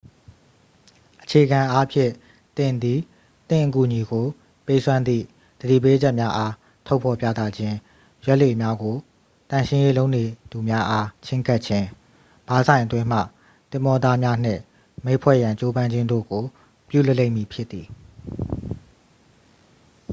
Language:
Burmese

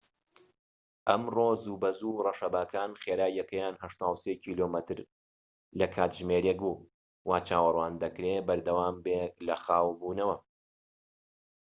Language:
Central Kurdish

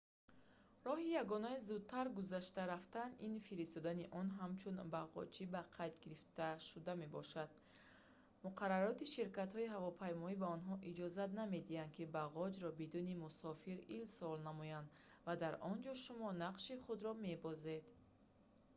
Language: Tajik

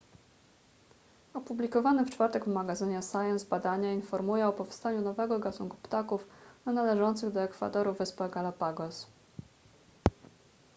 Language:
Polish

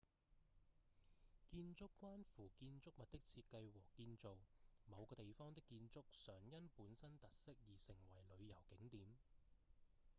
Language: Cantonese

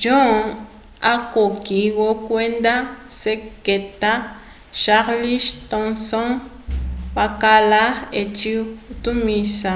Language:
Umbundu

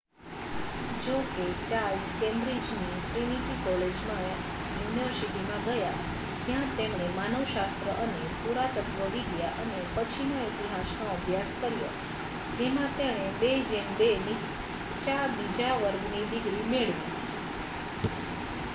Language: Gujarati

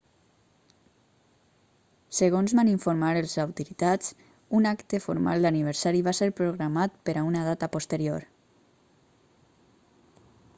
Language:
Catalan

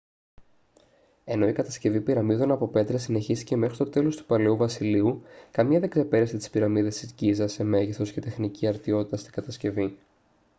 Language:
Greek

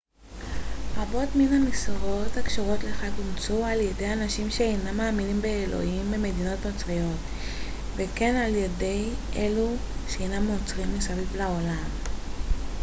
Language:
Hebrew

